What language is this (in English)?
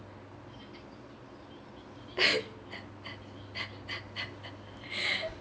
English